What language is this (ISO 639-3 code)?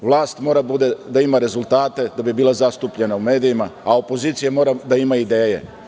srp